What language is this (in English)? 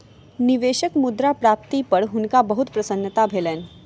Maithili